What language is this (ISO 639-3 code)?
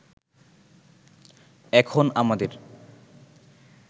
ben